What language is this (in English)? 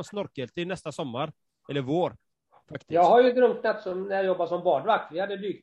Swedish